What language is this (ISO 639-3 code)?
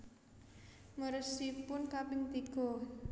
jav